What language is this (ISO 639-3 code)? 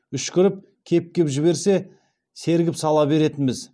kaz